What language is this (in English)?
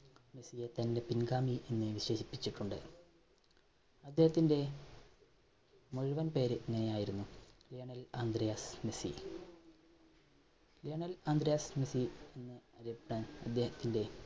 Malayalam